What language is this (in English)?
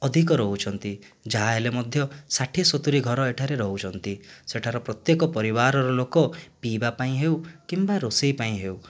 Odia